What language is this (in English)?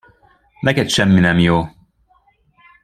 Hungarian